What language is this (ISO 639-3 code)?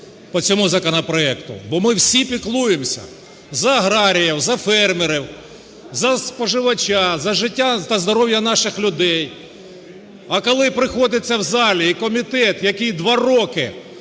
ukr